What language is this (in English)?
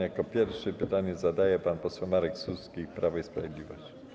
Polish